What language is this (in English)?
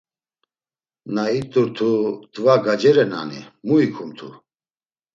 Laz